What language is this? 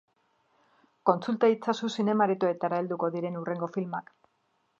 Basque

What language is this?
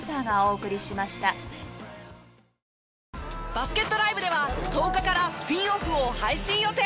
Japanese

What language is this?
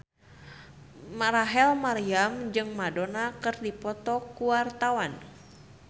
Sundanese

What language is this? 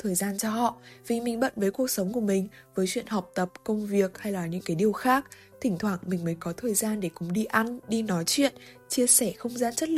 Vietnamese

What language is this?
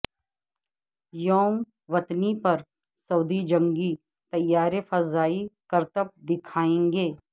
Urdu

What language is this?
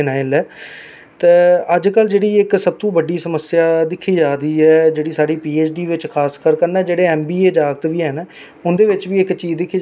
Dogri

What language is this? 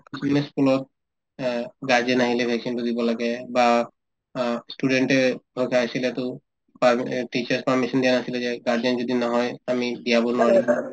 Assamese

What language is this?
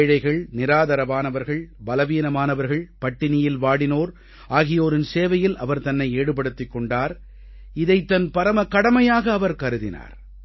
Tamil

